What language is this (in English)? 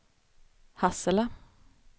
Swedish